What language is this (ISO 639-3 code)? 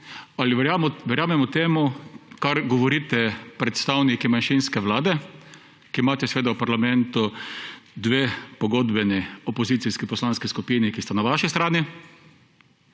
slv